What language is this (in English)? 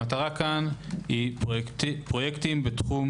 Hebrew